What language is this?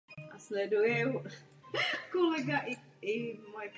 Czech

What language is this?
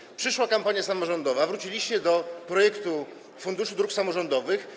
Polish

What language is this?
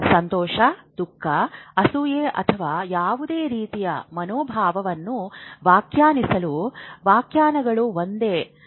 Kannada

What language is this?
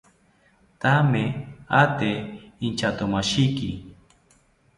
South Ucayali Ashéninka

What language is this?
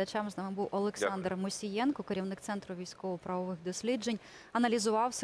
Ukrainian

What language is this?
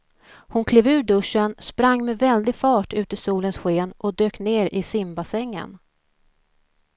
Swedish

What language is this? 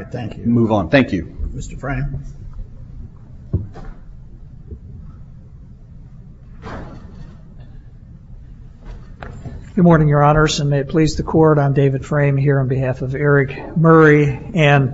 English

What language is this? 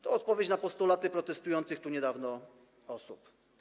Polish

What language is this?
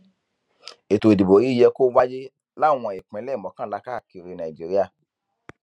Yoruba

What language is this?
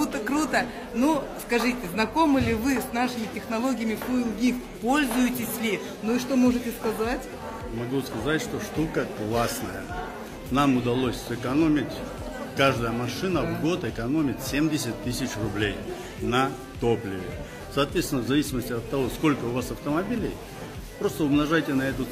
Russian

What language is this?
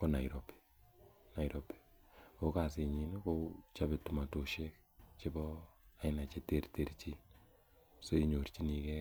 Kalenjin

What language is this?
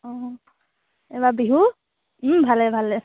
Assamese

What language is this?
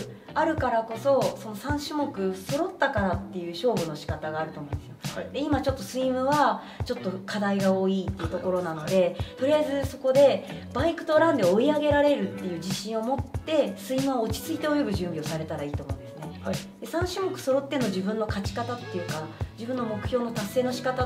Japanese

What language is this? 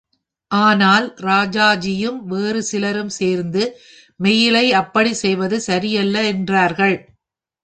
Tamil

